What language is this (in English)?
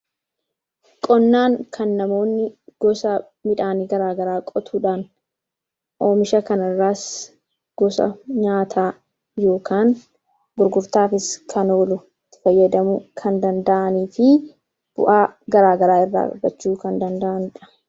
Oromo